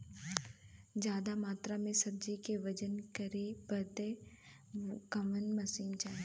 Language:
Bhojpuri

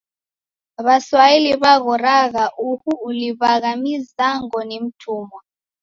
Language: Taita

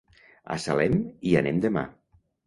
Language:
Catalan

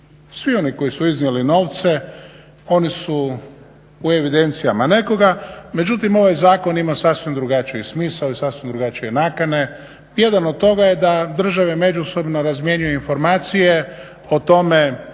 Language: Croatian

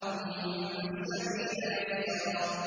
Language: Arabic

